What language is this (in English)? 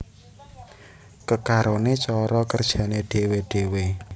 Javanese